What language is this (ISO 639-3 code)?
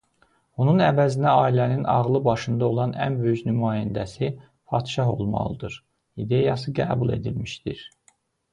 aze